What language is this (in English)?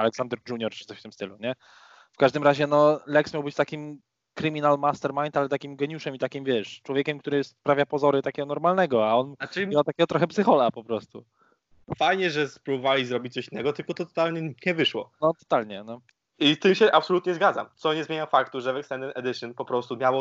Polish